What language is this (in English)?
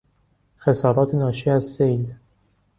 Persian